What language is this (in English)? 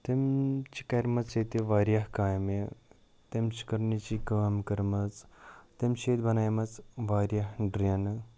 Kashmiri